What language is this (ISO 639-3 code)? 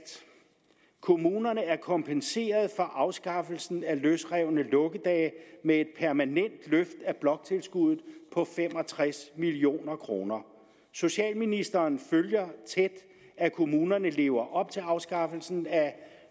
dan